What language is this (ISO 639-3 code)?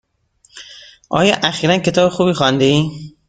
fas